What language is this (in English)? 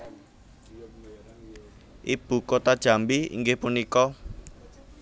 Javanese